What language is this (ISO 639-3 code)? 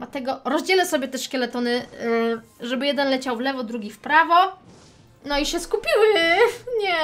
pol